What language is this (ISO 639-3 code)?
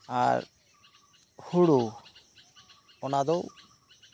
sat